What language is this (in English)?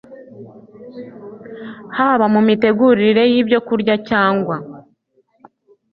Kinyarwanda